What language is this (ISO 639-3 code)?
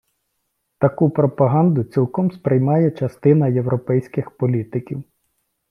ukr